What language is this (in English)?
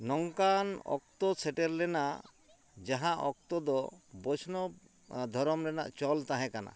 Santali